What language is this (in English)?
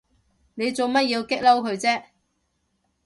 Cantonese